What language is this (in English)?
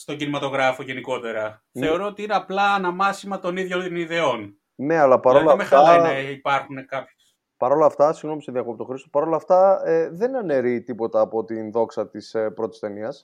Greek